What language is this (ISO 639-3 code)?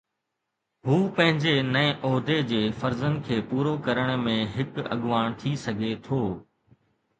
snd